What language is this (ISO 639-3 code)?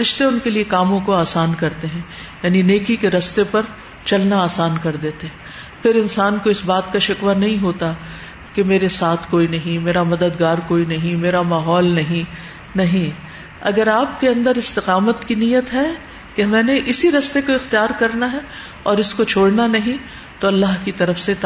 urd